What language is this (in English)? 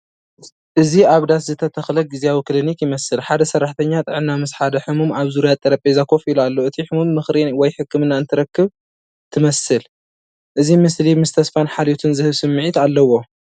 Tigrinya